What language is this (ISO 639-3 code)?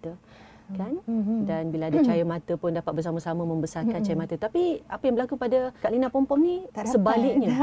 msa